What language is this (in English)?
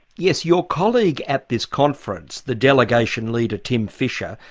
English